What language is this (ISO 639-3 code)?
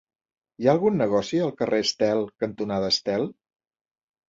cat